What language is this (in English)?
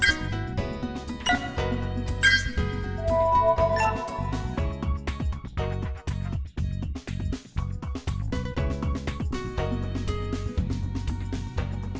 Vietnamese